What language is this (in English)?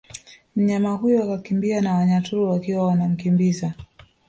Swahili